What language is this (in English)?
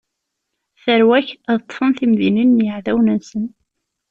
Kabyle